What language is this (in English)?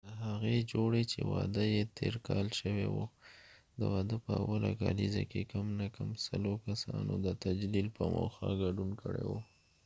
Pashto